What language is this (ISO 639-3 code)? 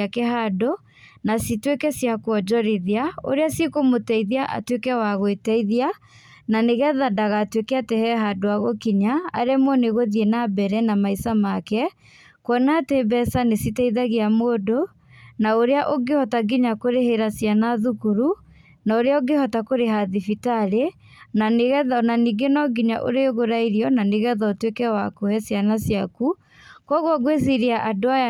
kik